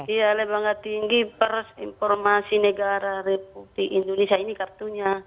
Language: Indonesian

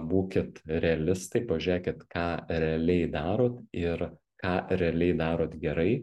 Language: Lithuanian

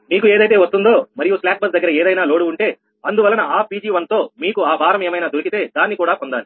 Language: Telugu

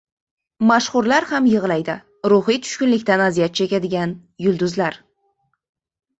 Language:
Uzbek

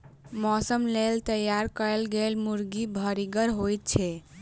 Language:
Maithili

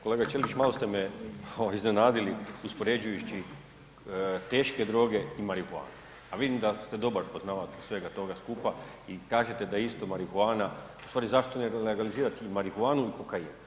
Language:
Croatian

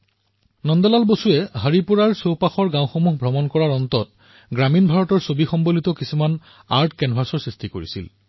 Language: Assamese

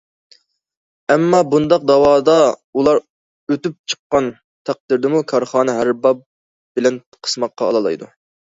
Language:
Uyghur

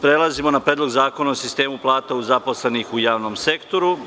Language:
Serbian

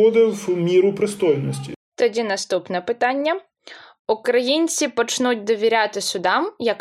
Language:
Ukrainian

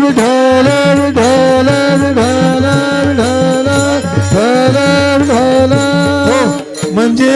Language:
Marathi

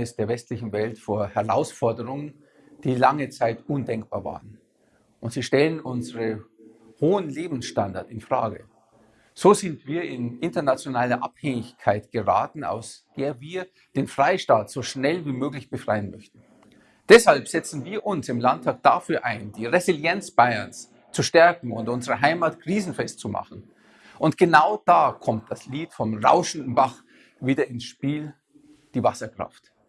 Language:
German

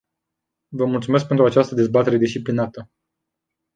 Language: Romanian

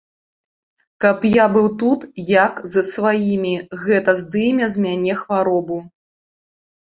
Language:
Belarusian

